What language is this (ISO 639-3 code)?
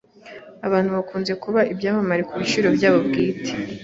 kin